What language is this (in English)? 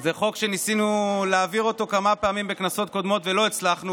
Hebrew